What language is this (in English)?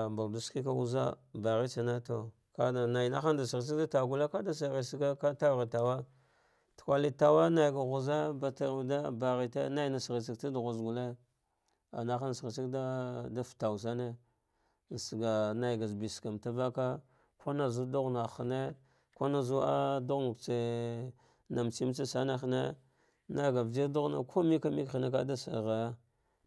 Dghwede